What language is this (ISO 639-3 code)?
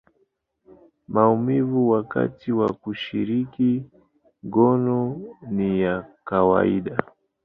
swa